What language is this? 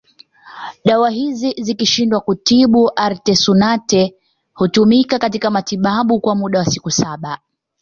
Swahili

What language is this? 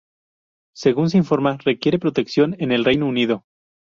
Spanish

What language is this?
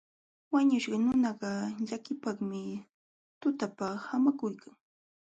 Jauja Wanca Quechua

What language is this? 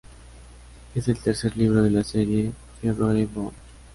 Spanish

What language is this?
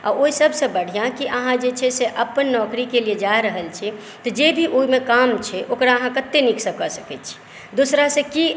Maithili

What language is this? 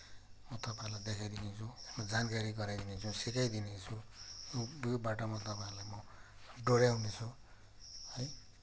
Nepali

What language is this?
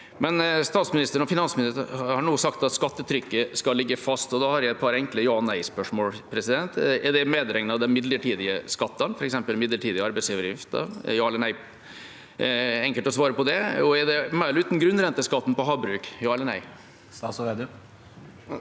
Norwegian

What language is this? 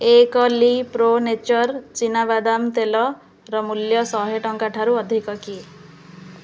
Odia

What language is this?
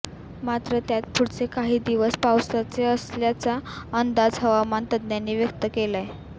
Marathi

